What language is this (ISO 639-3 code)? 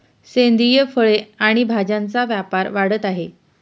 mar